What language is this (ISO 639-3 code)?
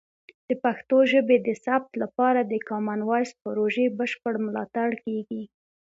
pus